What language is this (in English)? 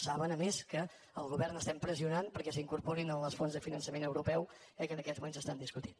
Catalan